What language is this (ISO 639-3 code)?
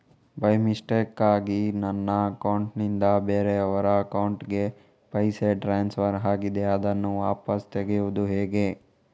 kan